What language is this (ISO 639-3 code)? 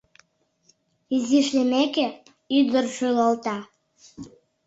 chm